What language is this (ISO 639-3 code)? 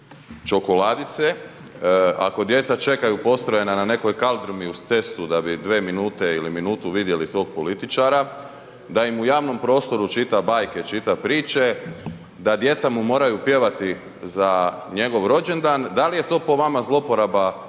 hrv